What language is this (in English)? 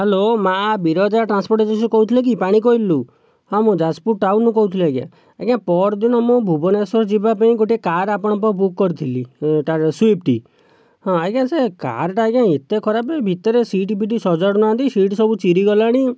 Odia